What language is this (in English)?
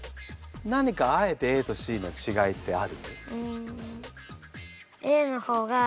Japanese